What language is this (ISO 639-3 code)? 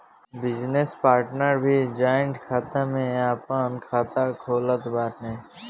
bho